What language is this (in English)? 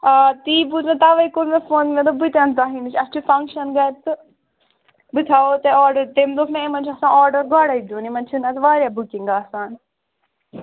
Kashmiri